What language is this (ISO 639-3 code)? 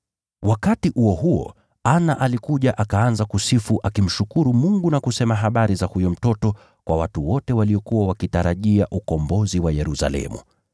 swa